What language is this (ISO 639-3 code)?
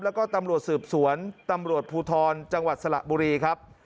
tha